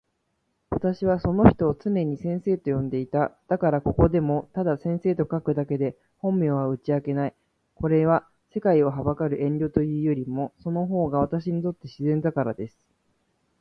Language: Japanese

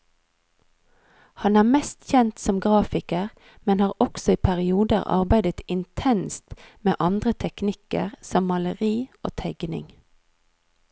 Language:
Norwegian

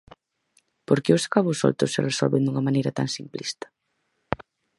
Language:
Galician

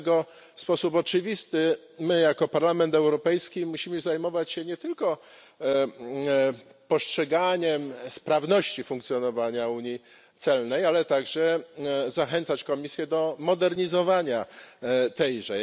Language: Polish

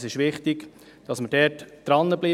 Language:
Swiss German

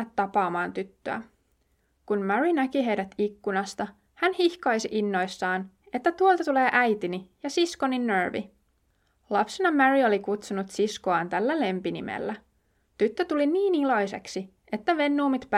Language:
Finnish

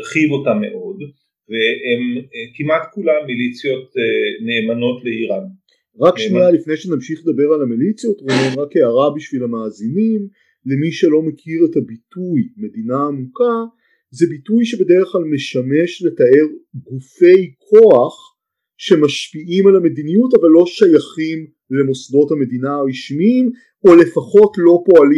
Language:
Hebrew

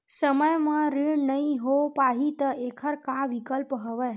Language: Chhattisgarhi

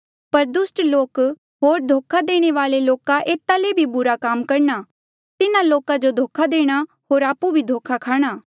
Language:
Mandeali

